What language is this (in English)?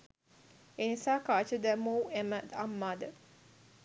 Sinhala